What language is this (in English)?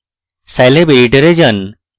Bangla